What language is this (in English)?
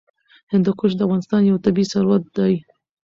Pashto